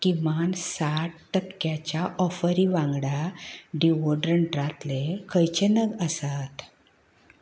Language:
Konkani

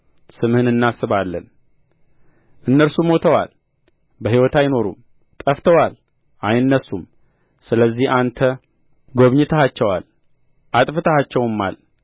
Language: Amharic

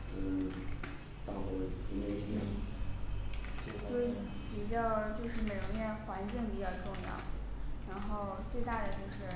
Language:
Chinese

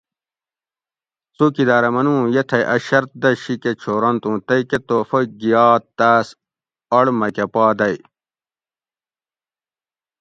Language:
Gawri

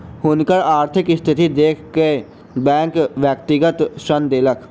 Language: Maithili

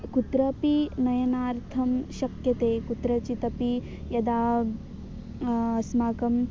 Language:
Sanskrit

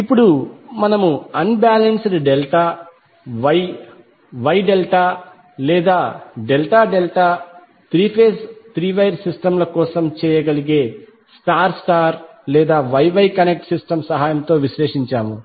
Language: Telugu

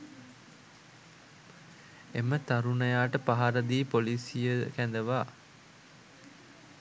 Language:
Sinhala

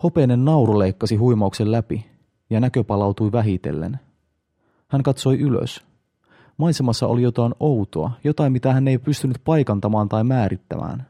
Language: Finnish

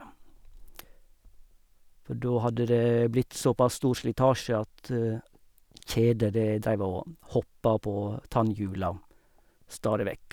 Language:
Norwegian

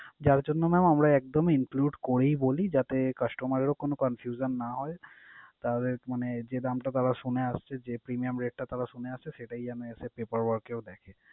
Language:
Bangla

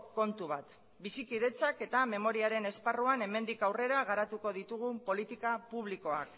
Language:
Basque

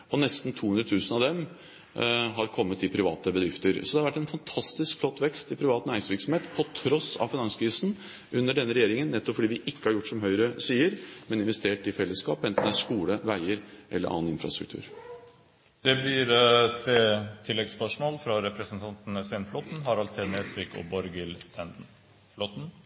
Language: Norwegian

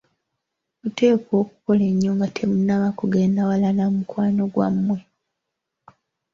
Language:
Ganda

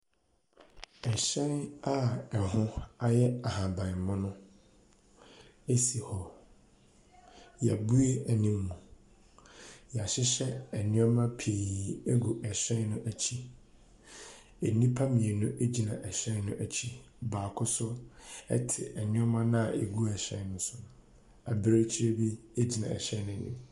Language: Akan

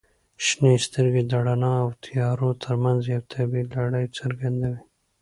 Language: Pashto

